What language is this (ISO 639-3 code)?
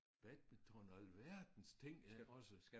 dan